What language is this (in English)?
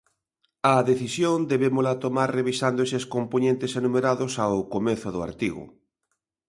Galician